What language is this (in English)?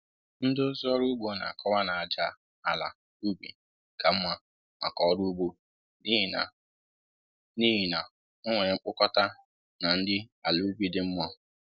Igbo